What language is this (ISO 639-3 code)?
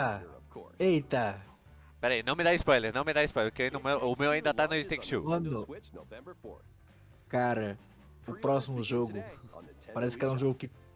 por